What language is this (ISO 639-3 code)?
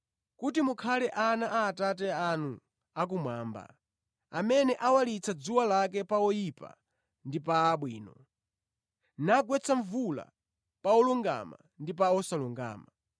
nya